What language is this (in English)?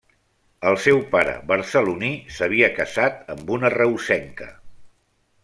Catalan